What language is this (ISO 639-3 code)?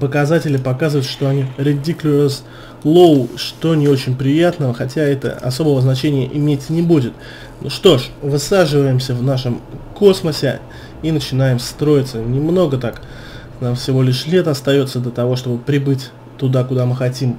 rus